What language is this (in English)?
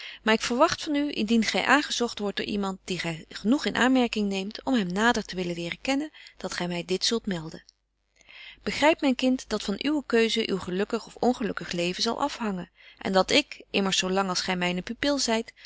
Dutch